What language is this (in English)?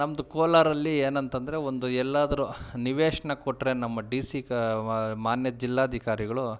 Kannada